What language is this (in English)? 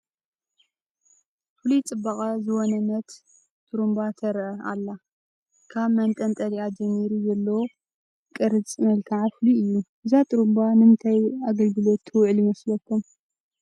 Tigrinya